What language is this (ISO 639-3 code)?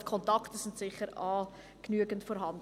gsw